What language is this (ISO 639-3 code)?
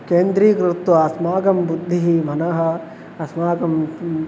san